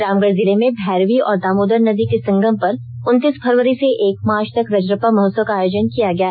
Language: Hindi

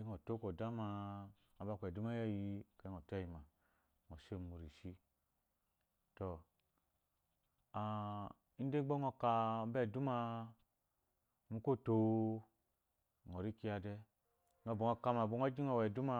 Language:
Eloyi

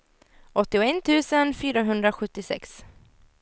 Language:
Swedish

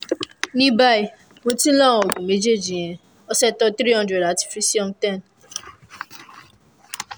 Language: Yoruba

